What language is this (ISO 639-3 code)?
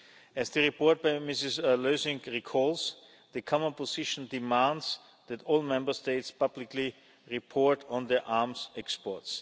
eng